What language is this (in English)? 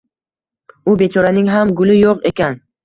Uzbek